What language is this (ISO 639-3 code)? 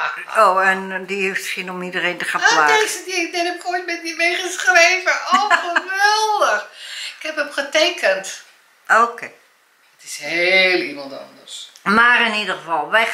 nld